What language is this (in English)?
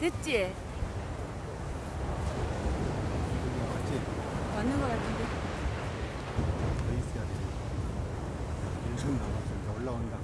Korean